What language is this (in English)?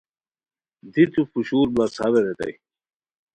Khowar